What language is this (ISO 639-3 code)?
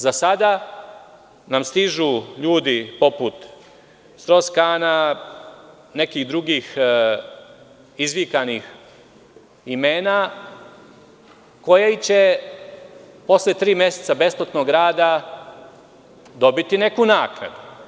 srp